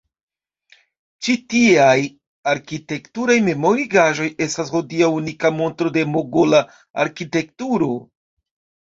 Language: Esperanto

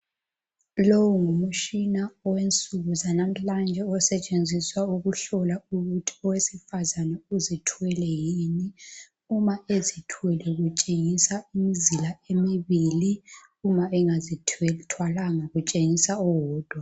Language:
North Ndebele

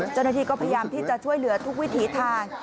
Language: Thai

